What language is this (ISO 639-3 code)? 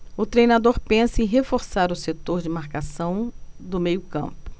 por